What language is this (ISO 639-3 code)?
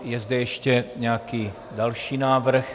ces